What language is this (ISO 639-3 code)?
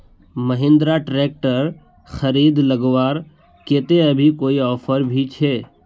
mag